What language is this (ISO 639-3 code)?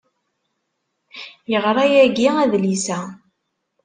kab